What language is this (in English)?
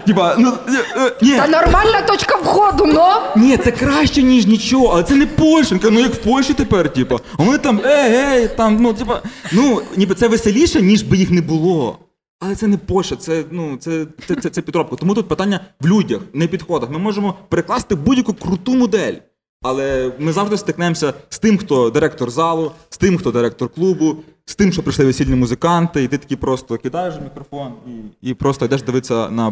Ukrainian